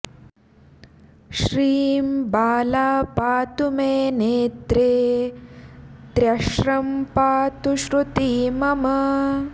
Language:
Sanskrit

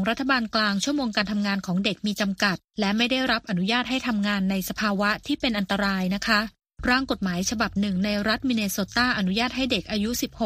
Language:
Thai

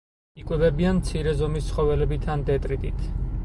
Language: Georgian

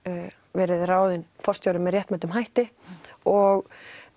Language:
Icelandic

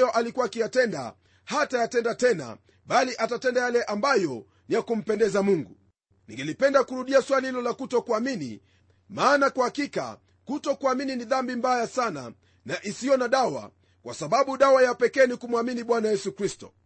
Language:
Swahili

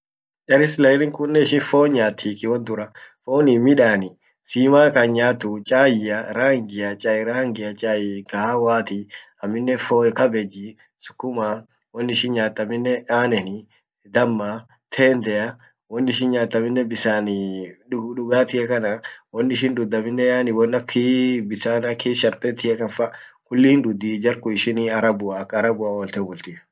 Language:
Orma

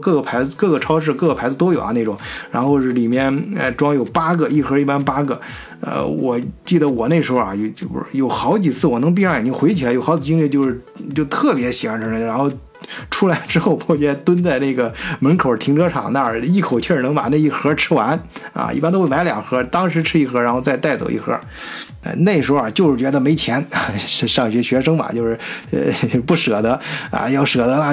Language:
Chinese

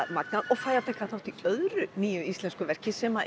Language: Icelandic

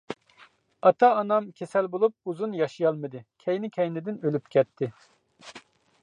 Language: Uyghur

